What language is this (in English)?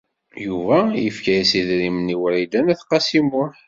Kabyle